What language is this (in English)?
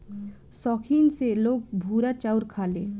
Bhojpuri